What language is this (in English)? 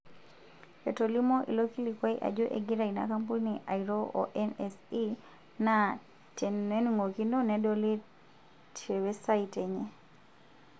Masai